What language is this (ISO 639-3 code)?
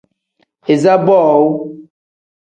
kdh